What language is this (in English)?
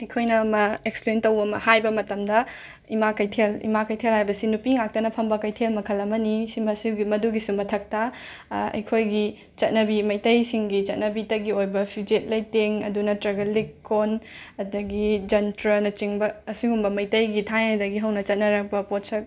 Manipuri